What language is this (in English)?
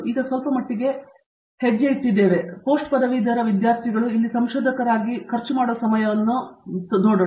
Kannada